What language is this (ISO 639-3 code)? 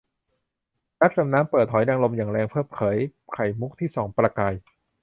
tha